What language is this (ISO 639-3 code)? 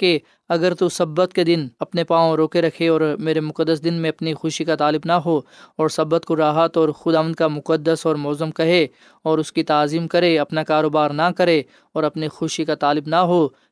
urd